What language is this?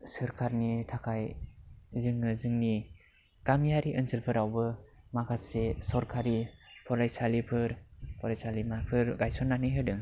Bodo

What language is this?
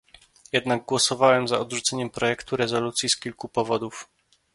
Polish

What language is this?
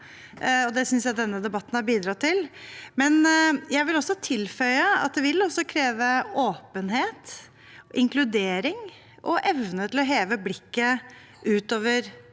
Norwegian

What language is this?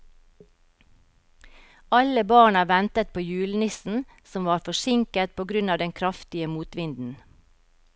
Norwegian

